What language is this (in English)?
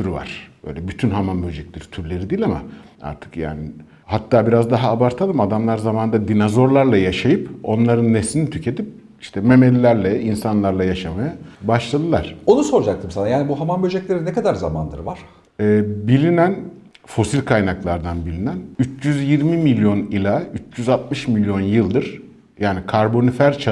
Turkish